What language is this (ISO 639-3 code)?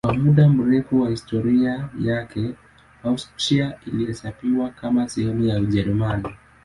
swa